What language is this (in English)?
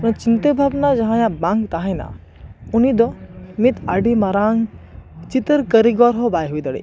Santali